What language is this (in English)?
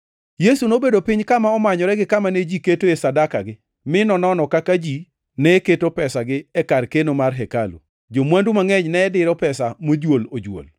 Luo (Kenya and Tanzania)